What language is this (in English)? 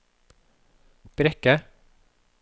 Norwegian